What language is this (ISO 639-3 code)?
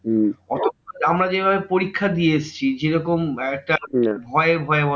ben